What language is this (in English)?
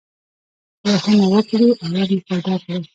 Pashto